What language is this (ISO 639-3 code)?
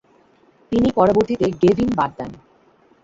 ben